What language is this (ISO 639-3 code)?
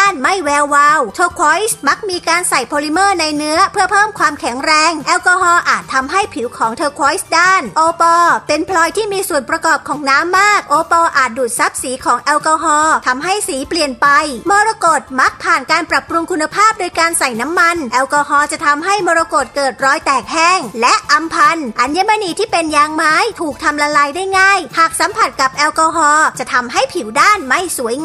tha